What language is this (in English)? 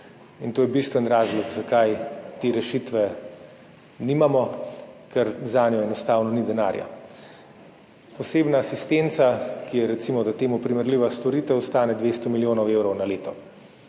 Slovenian